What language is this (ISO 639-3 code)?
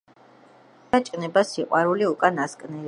kat